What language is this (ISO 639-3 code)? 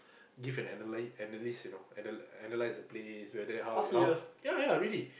eng